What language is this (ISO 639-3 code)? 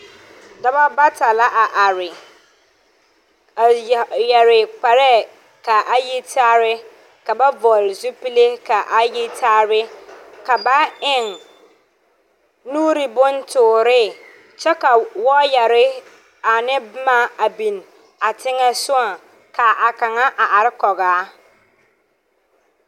dga